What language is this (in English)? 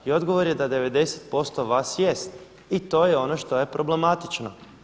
Croatian